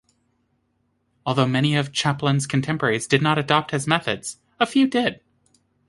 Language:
English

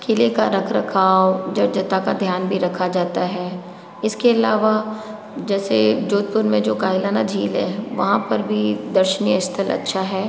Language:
Hindi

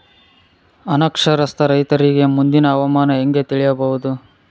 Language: Kannada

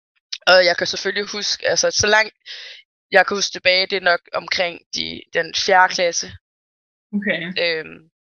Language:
Danish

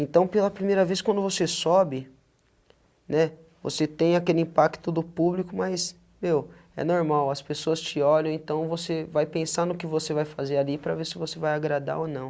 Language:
Portuguese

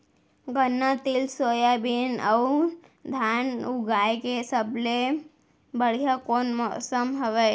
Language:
Chhattisgarhi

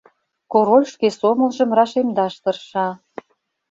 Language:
Mari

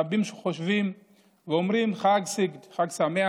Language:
Hebrew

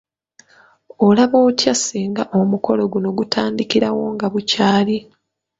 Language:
Ganda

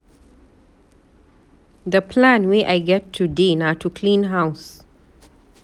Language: Nigerian Pidgin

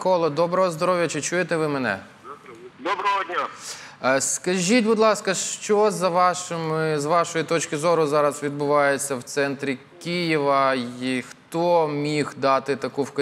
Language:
Ukrainian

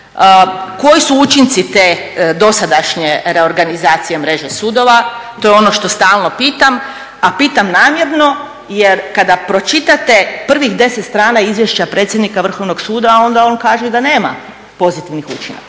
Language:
Croatian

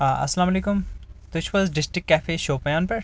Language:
Kashmiri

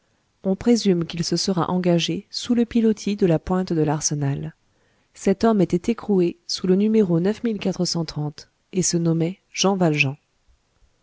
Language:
French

